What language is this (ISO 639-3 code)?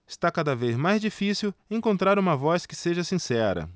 por